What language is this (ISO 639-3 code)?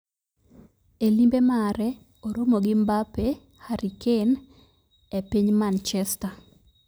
luo